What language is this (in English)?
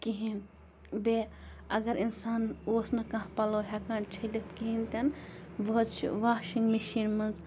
Kashmiri